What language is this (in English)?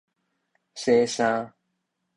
Min Nan Chinese